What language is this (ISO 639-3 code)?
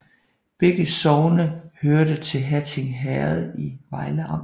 dan